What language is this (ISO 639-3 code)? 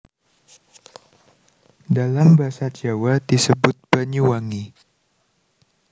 jav